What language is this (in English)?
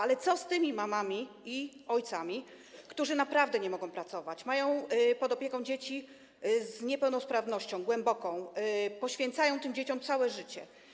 Polish